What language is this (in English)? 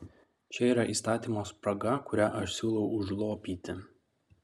Lithuanian